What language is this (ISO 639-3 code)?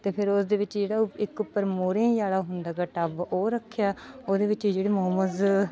pan